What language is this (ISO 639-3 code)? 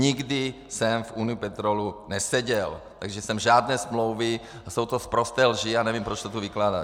ces